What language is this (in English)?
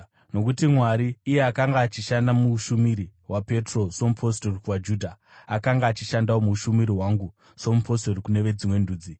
Shona